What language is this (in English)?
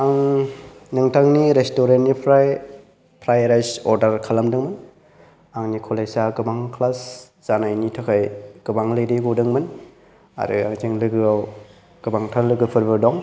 Bodo